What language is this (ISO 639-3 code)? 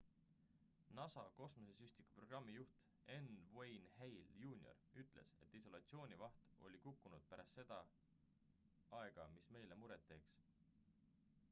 est